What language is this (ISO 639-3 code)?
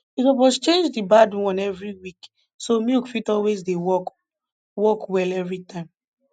pcm